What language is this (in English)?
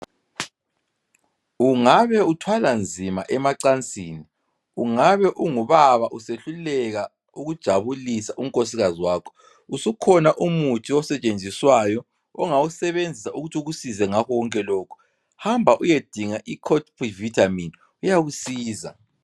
North Ndebele